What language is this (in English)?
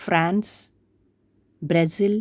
Sanskrit